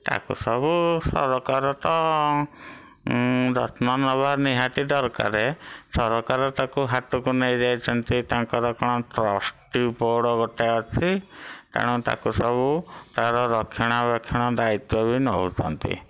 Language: Odia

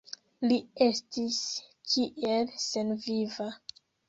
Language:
Esperanto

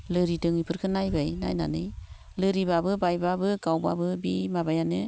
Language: Bodo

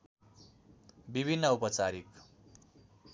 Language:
Nepali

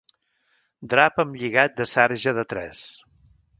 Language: Catalan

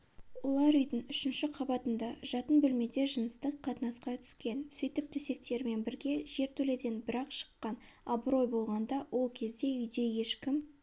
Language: Kazakh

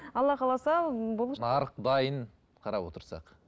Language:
Kazakh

